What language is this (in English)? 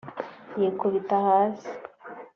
Kinyarwanda